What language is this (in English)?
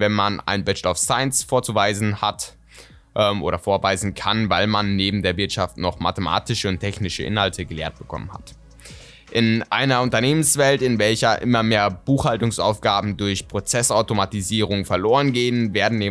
German